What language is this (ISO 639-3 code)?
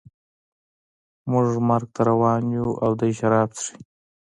pus